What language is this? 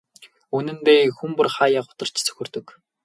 Mongolian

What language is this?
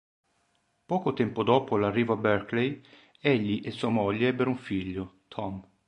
Italian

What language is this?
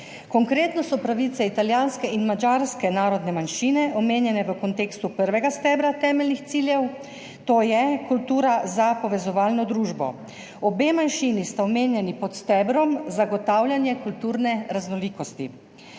Slovenian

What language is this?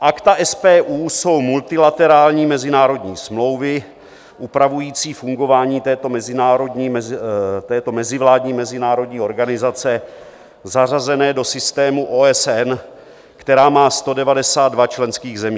Czech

